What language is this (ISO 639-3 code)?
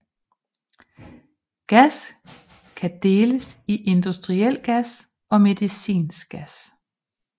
dan